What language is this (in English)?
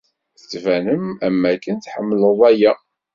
Kabyle